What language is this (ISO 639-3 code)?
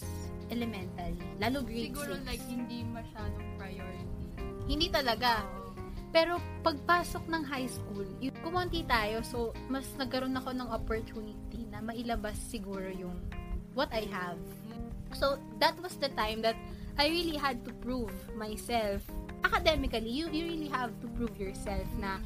fil